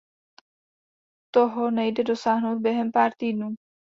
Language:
Czech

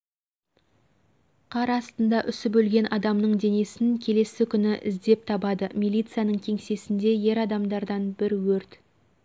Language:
Kazakh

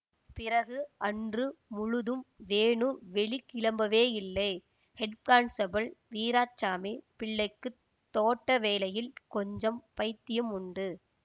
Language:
Tamil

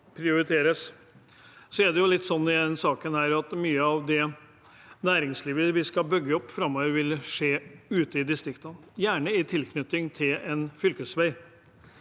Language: Norwegian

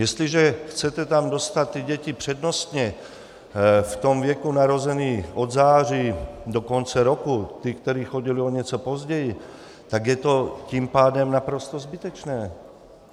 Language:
Czech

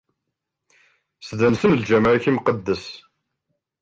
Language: Kabyle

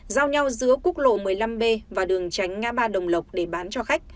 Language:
Vietnamese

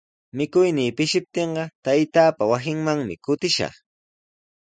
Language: Sihuas Ancash Quechua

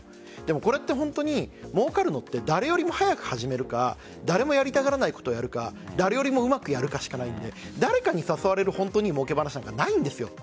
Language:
Japanese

